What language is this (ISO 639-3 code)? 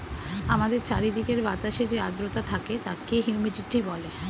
ben